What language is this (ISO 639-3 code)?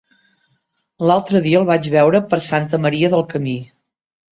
cat